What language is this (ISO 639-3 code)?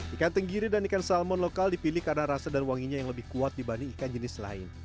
ind